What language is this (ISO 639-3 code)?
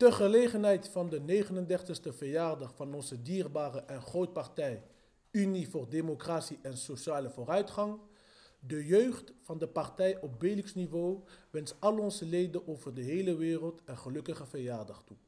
nld